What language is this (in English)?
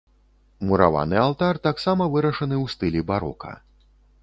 Belarusian